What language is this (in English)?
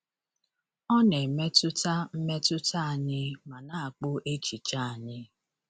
Igbo